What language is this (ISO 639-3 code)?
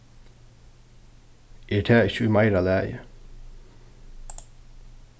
fao